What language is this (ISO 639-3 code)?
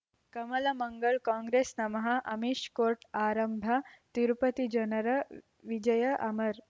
kan